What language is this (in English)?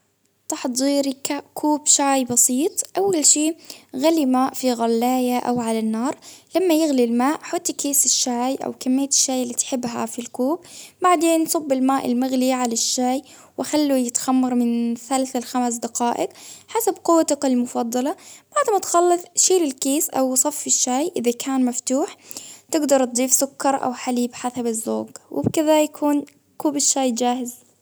Baharna Arabic